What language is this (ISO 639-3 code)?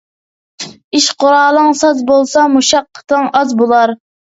uig